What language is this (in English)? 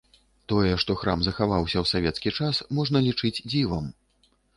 Belarusian